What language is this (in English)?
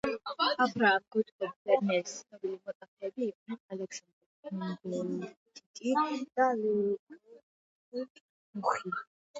Georgian